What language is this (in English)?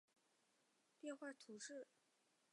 Chinese